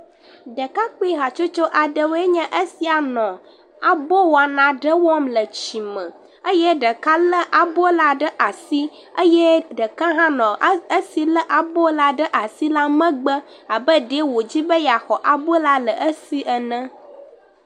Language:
Ewe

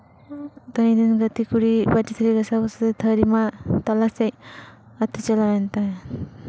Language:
Santali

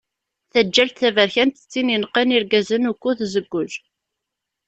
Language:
Kabyle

